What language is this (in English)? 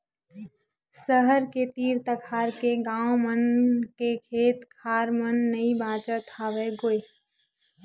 Chhattisgarhi